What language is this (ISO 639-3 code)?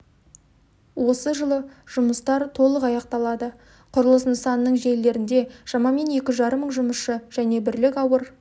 kaz